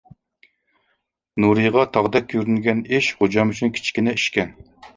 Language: Uyghur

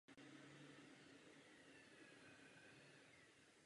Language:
Czech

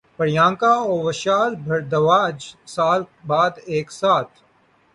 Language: Urdu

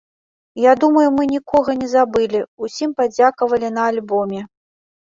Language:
Belarusian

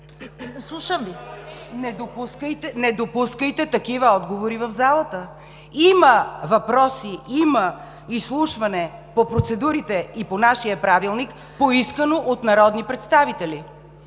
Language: Bulgarian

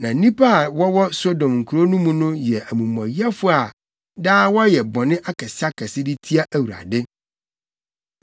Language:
Akan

